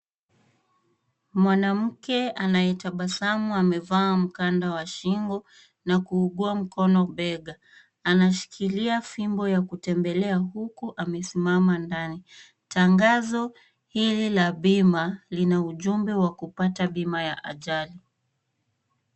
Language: Swahili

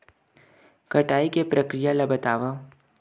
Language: Chhattisgarhi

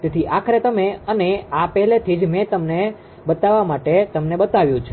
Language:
Gujarati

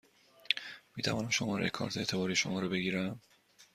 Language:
Persian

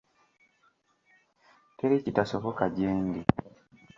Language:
Ganda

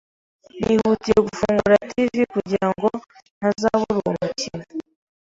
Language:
Kinyarwanda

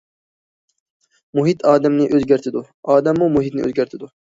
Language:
Uyghur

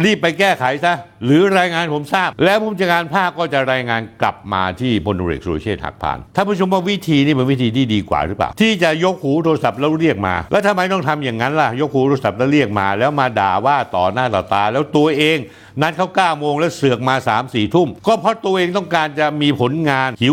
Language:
Thai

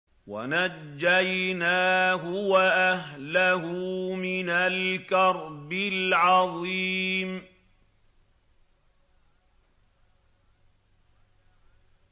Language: Arabic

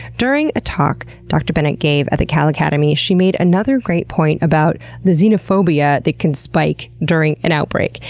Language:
English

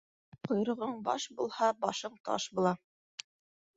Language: Bashkir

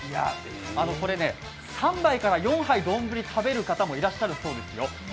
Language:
Japanese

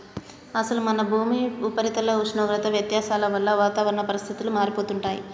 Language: Telugu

